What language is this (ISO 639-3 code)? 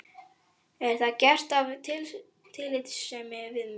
isl